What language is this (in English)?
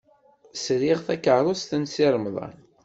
Kabyle